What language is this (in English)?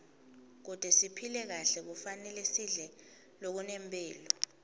Swati